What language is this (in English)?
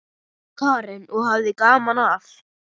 Icelandic